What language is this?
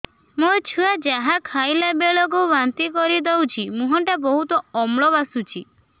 Odia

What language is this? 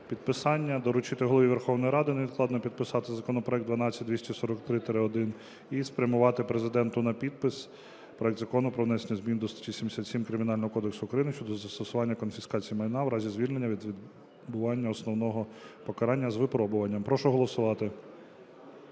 Ukrainian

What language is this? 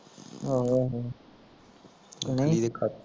Punjabi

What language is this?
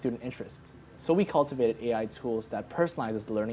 Indonesian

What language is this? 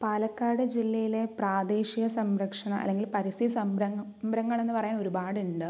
Malayalam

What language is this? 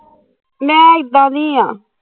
Punjabi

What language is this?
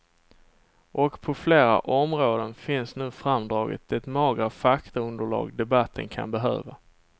Swedish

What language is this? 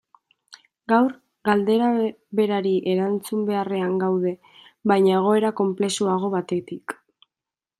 Basque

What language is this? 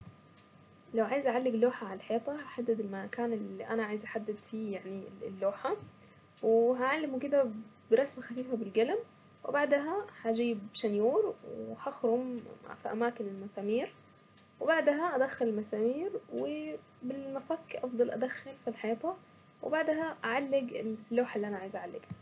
Saidi Arabic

